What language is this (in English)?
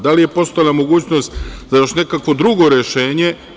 Serbian